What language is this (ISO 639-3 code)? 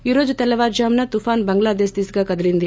tel